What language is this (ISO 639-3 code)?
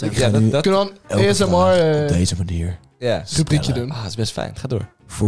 nld